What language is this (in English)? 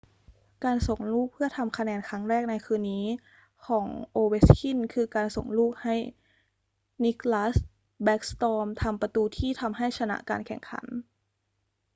Thai